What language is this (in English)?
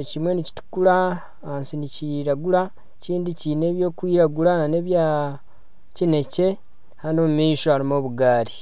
Nyankole